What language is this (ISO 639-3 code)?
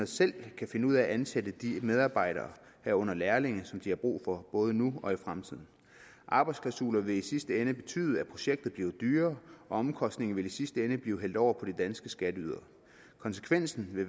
dan